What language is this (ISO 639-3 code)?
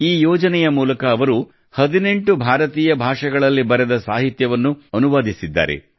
kan